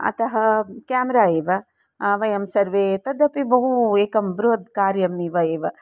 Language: Sanskrit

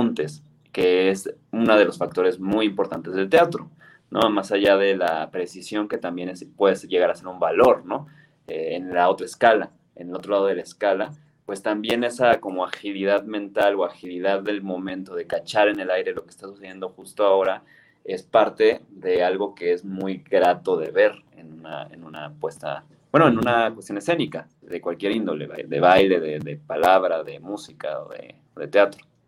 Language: Spanish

